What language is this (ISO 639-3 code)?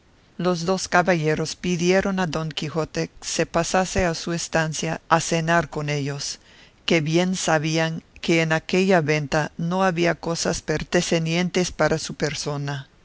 spa